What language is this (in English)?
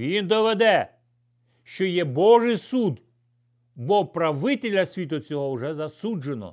Ukrainian